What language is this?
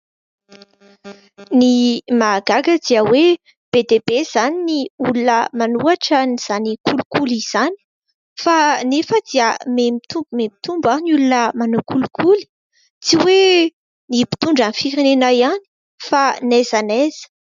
Malagasy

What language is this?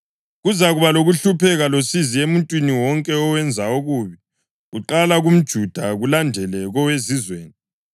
North Ndebele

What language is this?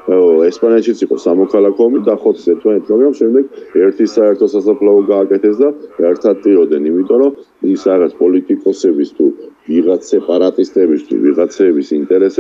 Romanian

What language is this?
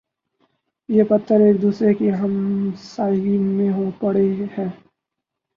Urdu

